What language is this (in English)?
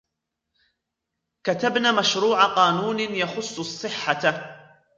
Arabic